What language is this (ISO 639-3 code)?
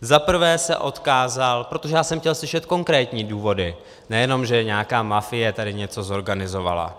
ces